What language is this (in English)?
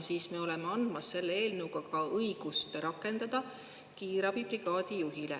Estonian